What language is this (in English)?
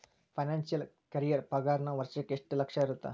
Kannada